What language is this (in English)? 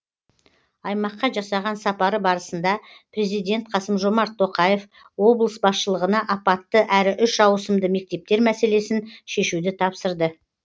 Kazakh